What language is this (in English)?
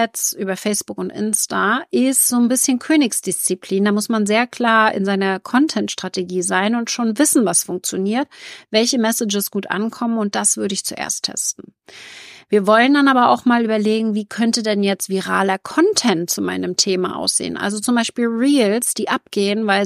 German